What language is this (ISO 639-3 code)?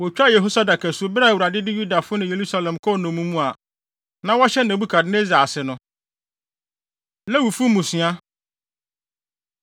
aka